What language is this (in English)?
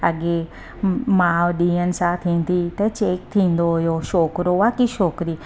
Sindhi